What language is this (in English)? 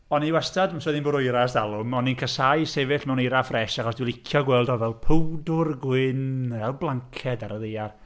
Welsh